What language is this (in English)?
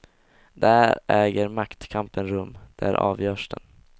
Swedish